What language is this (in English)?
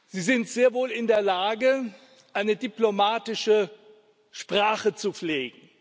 German